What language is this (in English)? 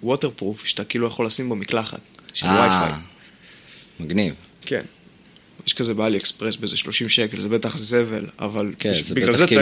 Hebrew